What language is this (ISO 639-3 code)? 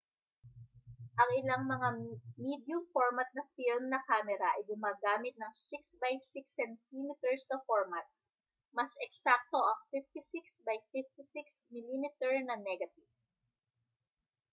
fil